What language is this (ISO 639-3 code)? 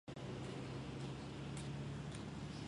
zho